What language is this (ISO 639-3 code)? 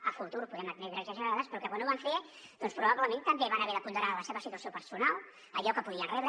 cat